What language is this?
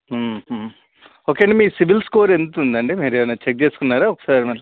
Telugu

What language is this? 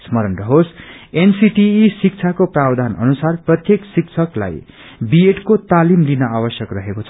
Nepali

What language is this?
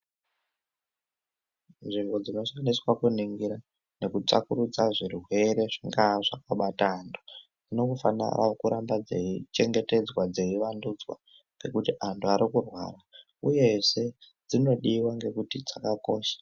Ndau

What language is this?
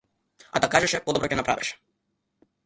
Macedonian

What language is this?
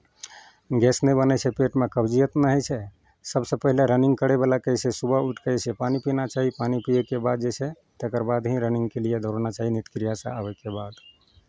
Maithili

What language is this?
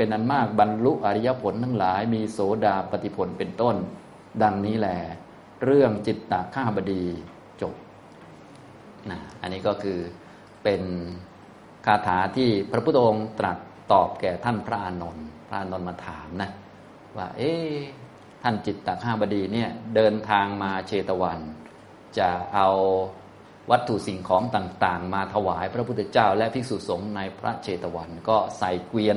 Thai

